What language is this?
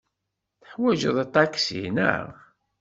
Kabyle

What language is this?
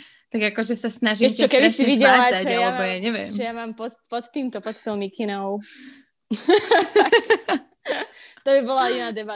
Slovak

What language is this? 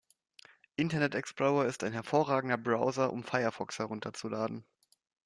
German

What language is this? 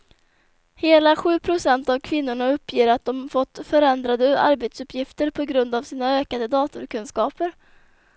Swedish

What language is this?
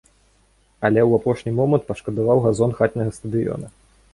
Belarusian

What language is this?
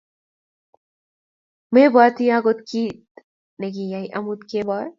Kalenjin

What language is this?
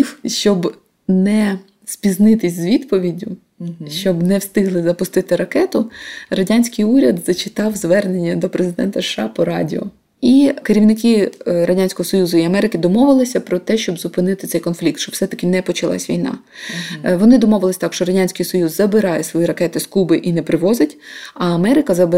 Ukrainian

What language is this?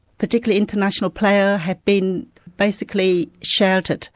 English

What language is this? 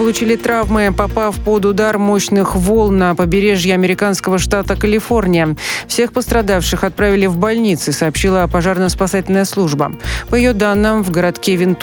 Russian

